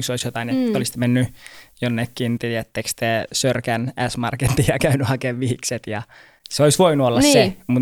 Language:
Finnish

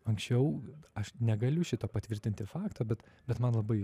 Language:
Lithuanian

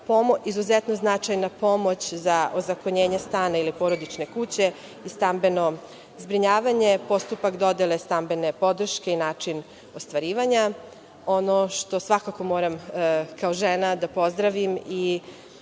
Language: Serbian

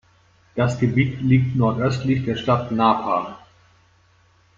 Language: German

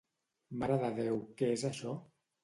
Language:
Catalan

